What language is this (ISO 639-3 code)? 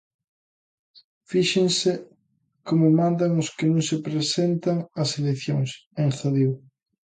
glg